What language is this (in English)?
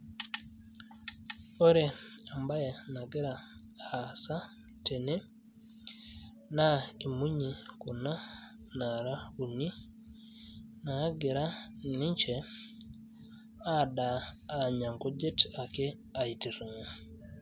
Masai